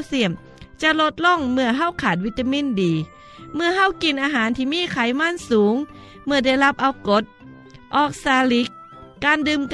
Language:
Thai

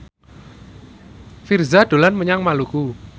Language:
Javanese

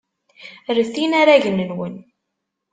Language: Kabyle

